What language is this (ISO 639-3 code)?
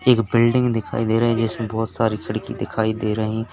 hin